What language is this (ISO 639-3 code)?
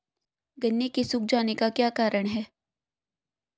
hin